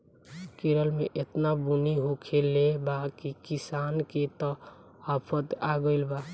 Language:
Bhojpuri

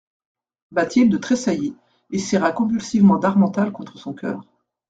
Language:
French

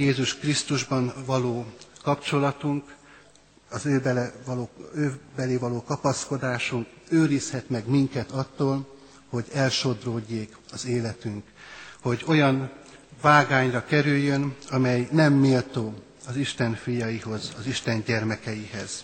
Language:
Hungarian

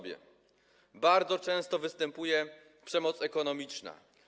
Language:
Polish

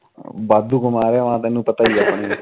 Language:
Punjabi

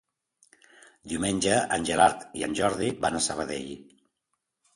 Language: Catalan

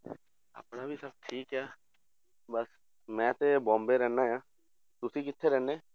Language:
Punjabi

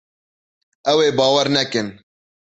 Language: Kurdish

